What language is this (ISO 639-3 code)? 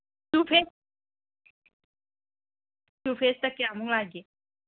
mni